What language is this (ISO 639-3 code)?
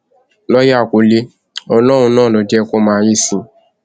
yor